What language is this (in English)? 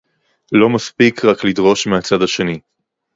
Hebrew